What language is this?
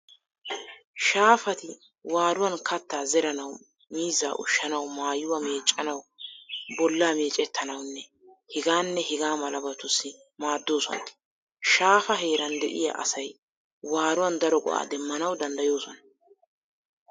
Wolaytta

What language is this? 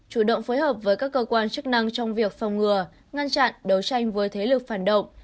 Vietnamese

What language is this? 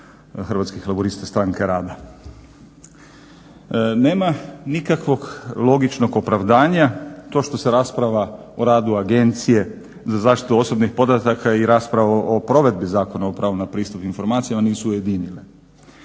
Croatian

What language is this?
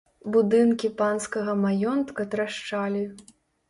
Belarusian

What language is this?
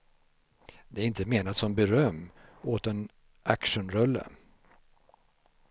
Swedish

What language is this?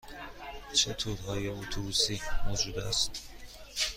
Persian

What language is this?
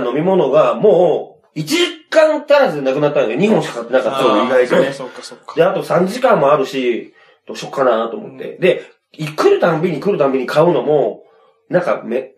Japanese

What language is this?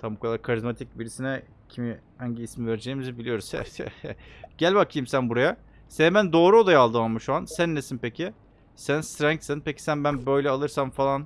Turkish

